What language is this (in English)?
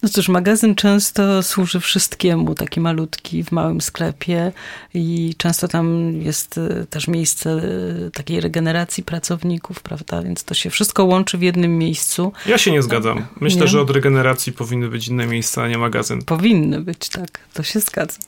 Polish